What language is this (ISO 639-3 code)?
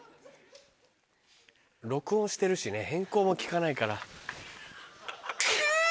jpn